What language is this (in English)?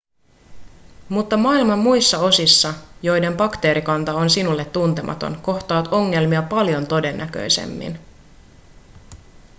Finnish